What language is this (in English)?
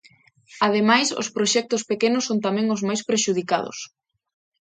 Galician